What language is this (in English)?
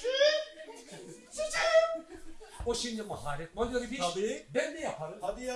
Turkish